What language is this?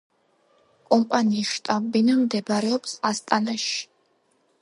Georgian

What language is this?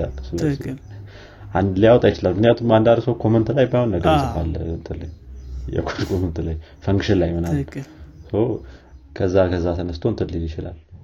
Amharic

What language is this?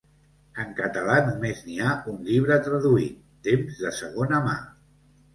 Catalan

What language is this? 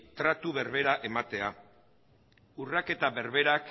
Basque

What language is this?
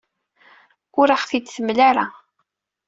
Kabyle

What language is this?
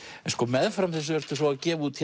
Icelandic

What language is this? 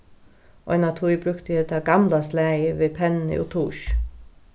Faroese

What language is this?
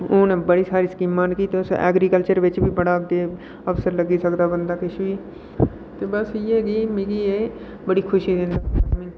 Dogri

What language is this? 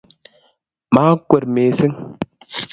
Kalenjin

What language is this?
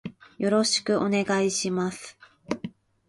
Japanese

